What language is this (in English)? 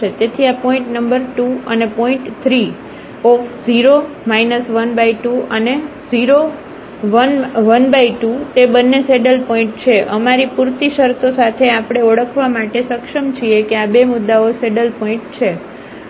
Gujarati